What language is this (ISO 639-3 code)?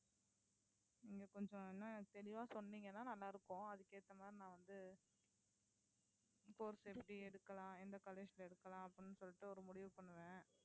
tam